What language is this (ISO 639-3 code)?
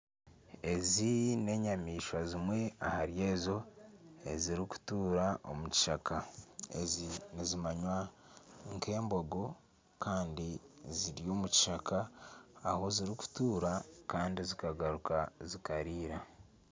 nyn